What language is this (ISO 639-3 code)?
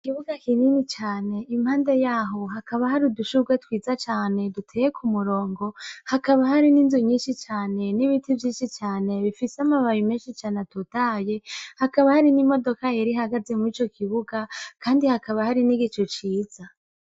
run